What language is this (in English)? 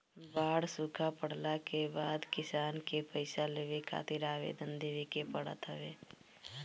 Bhojpuri